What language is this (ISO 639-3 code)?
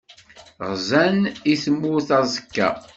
kab